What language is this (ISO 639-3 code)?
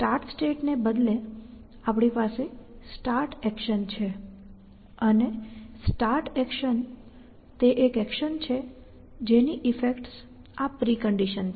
guj